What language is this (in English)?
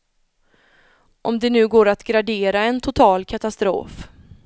Swedish